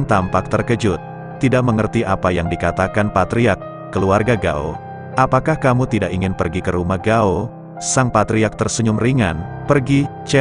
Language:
Indonesian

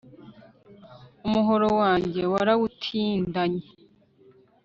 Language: Kinyarwanda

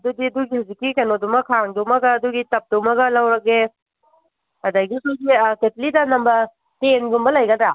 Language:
Manipuri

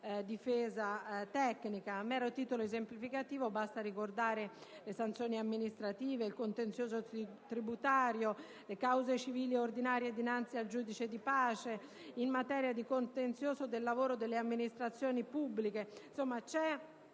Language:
Italian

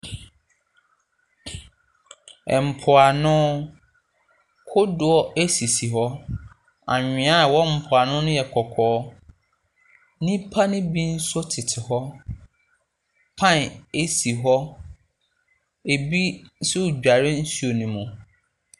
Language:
Akan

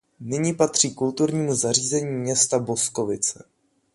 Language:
Czech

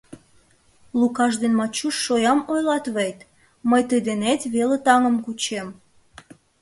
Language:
Mari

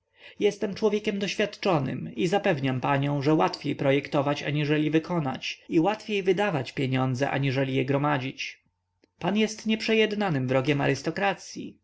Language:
Polish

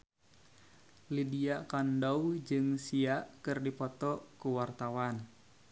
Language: Sundanese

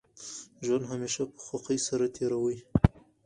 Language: Pashto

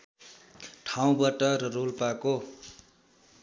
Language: Nepali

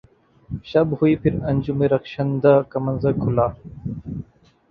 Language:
Urdu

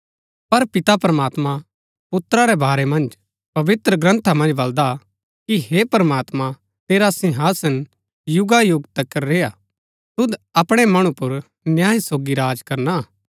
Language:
Gaddi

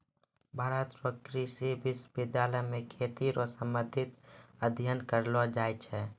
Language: Maithili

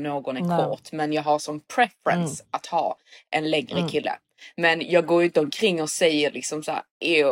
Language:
Swedish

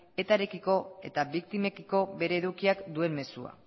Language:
Basque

